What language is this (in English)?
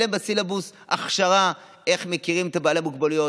Hebrew